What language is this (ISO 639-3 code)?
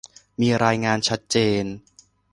tha